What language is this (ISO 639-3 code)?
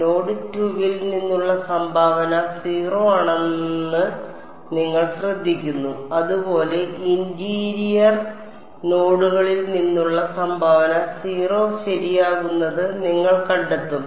mal